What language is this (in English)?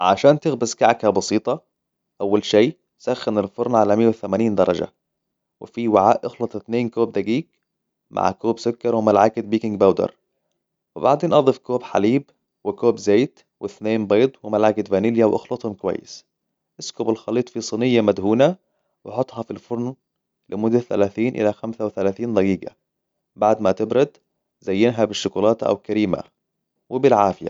Hijazi Arabic